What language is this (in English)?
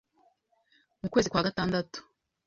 Kinyarwanda